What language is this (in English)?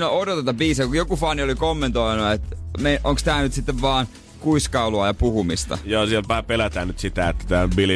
Finnish